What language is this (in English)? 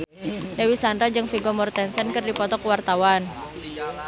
Sundanese